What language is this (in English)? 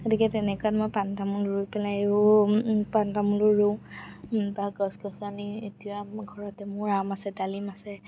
Assamese